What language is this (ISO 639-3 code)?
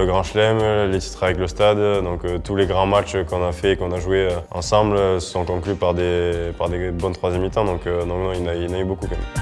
fra